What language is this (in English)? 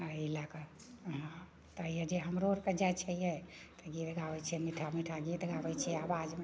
Maithili